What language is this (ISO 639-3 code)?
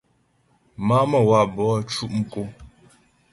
bbj